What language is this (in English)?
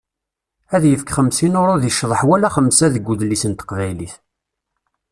Kabyle